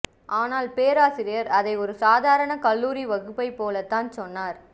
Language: Tamil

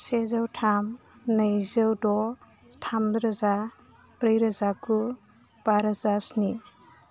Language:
Bodo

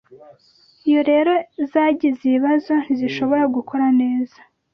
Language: Kinyarwanda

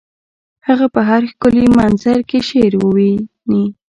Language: Pashto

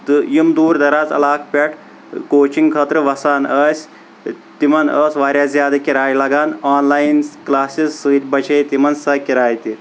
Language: Kashmiri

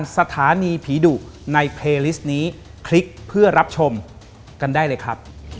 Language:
Thai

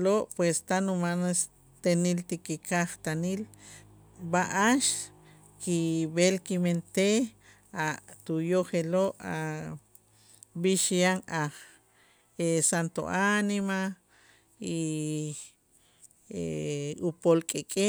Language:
Itzá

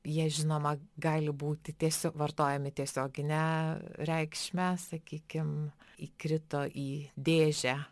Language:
Lithuanian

